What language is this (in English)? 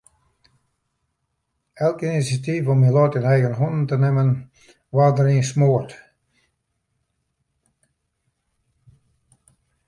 Western Frisian